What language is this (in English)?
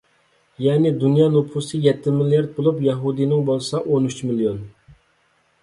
Uyghur